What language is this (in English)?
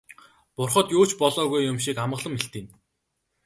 Mongolian